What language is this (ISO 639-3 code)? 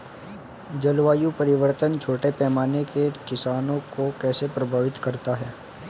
hin